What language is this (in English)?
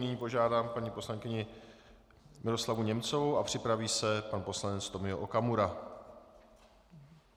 Czech